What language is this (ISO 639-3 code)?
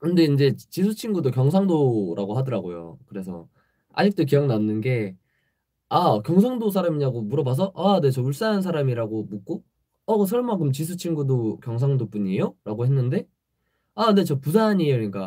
kor